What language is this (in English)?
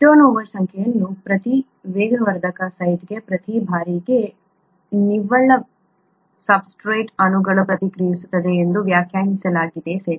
Kannada